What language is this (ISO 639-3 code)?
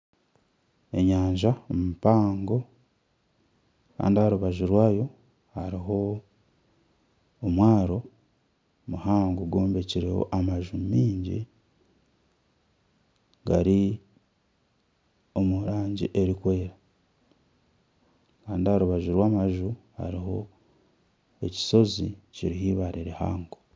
nyn